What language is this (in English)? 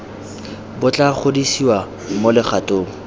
Tswana